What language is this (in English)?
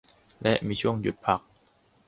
Thai